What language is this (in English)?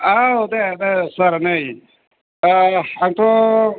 Bodo